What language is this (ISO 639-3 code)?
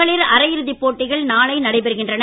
tam